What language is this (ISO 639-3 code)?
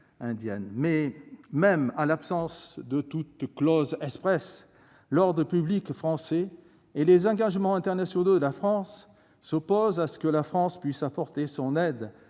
fra